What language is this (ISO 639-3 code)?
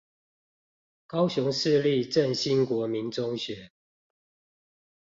zho